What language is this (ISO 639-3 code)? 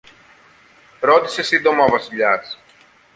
ell